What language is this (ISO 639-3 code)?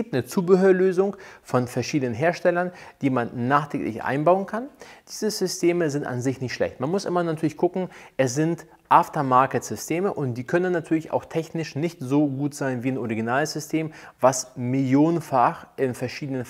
deu